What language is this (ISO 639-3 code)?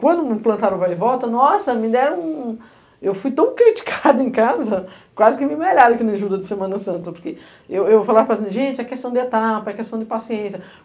por